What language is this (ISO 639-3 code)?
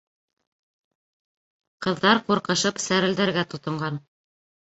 bak